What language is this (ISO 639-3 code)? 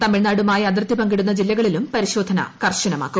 mal